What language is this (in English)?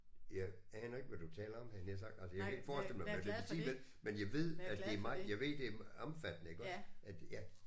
Danish